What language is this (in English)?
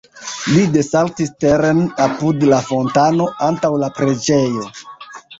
Esperanto